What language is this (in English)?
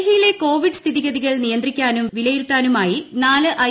Malayalam